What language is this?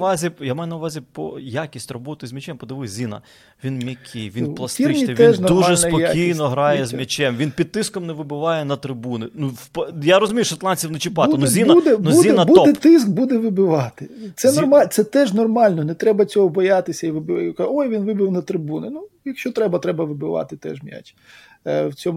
Ukrainian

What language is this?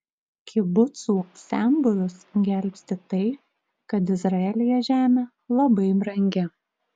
Lithuanian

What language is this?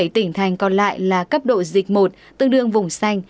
Vietnamese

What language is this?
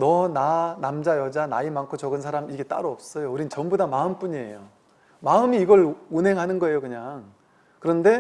Korean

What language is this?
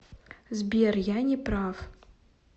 Russian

